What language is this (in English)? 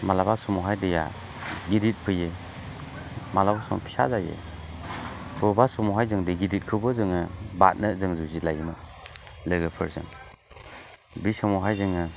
Bodo